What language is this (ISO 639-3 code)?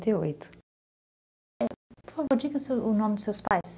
por